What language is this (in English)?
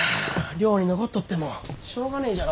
Japanese